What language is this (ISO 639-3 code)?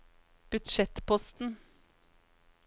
nor